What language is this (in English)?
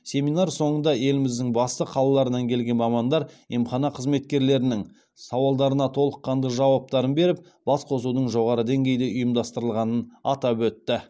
Kazakh